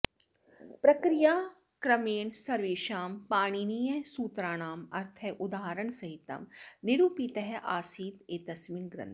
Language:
Sanskrit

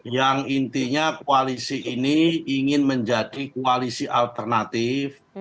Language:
Indonesian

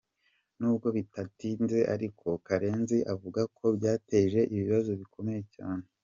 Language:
Kinyarwanda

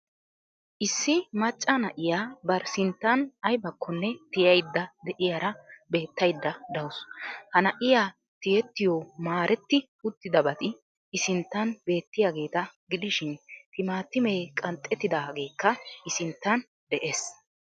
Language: Wolaytta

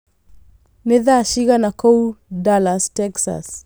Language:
Kikuyu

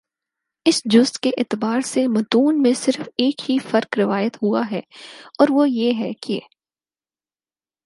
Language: Urdu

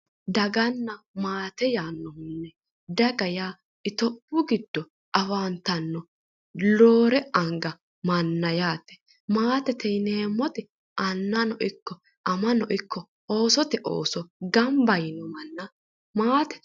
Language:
Sidamo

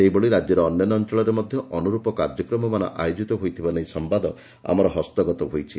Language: Odia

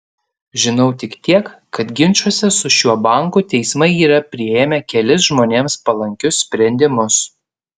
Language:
Lithuanian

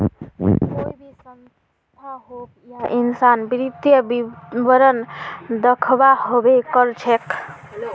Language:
Magahi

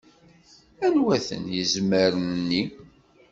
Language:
Kabyle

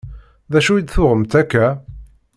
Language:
Kabyle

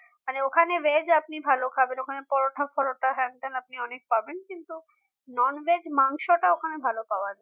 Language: Bangla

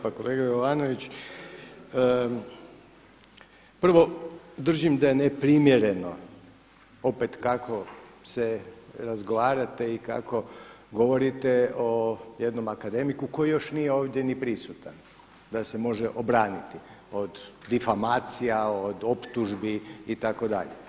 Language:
Croatian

